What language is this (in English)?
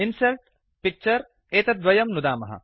Sanskrit